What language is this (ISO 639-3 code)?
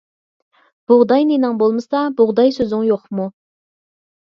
uig